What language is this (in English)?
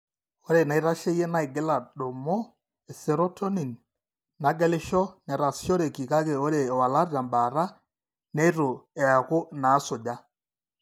Masai